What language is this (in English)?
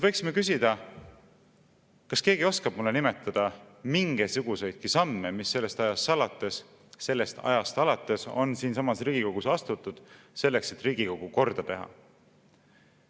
Estonian